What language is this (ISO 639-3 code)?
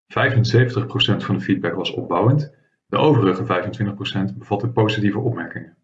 nld